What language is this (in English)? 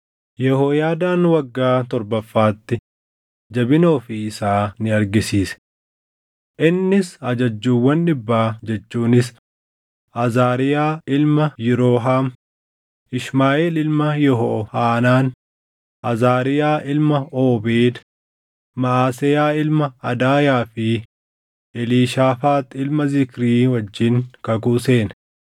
Oromo